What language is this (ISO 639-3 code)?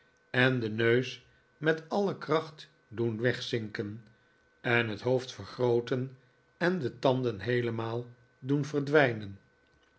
nld